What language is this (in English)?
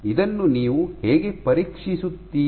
Kannada